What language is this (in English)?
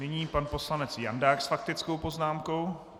Czech